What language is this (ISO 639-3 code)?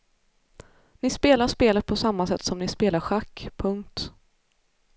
swe